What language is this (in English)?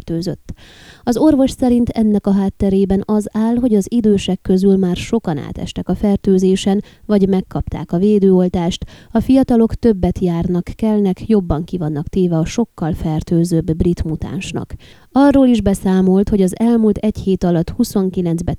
Hungarian